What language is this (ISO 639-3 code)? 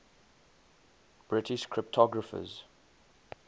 eng